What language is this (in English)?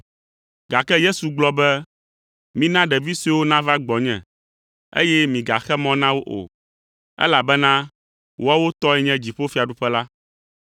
Ewe